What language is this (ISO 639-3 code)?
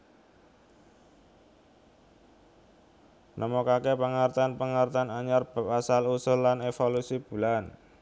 jav